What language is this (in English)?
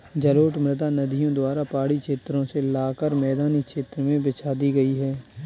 Hindi